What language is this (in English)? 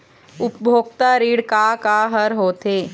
Chhattisgarhi